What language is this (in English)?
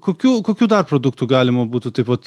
Lithuanian